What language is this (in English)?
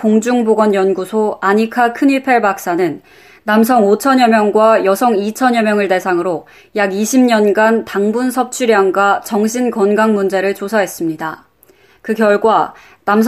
Korean